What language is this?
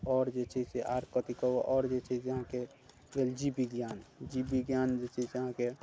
Maithili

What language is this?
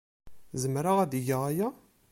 Kabyle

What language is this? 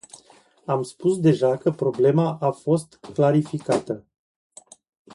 Romanian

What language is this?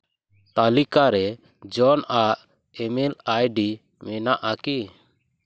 Santali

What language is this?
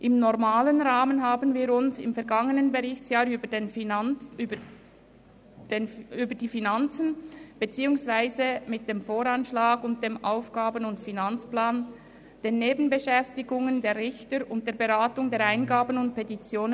Swiss German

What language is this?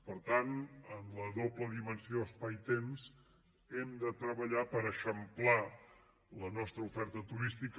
Catalan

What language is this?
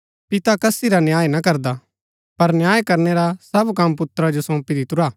Gaddi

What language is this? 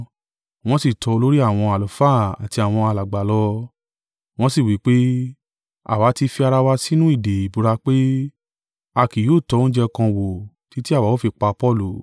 Yoruba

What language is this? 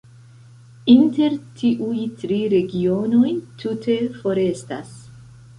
Esperanto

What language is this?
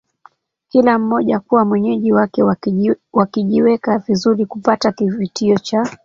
Swahili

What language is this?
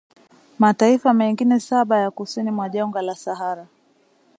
Swahili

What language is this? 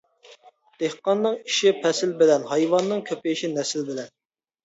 Uyghur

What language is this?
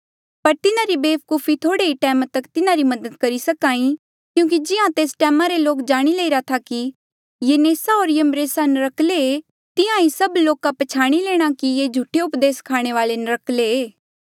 Mandeali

